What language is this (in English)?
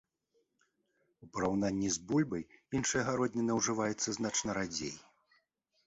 Belarusian